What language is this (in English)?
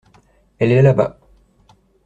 French